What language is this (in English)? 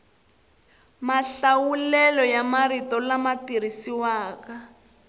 Tsonga